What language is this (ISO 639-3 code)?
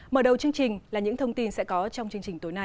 vie